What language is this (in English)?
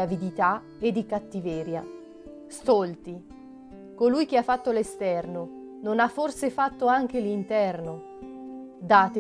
Italian